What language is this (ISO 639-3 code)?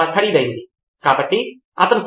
tel